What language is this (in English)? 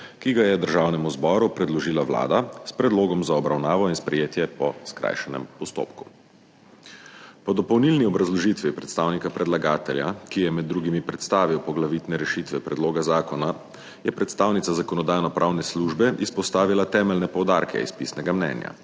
Slovenian